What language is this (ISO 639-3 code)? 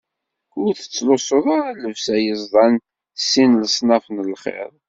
kab